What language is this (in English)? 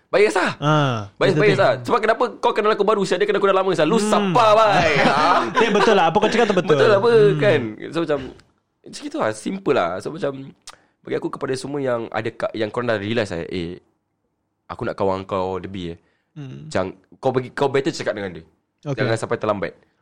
Malay